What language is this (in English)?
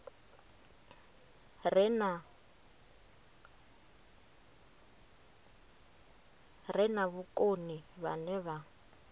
Venda